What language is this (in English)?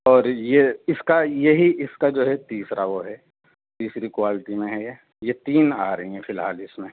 Urdu